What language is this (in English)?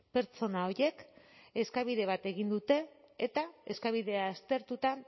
Basque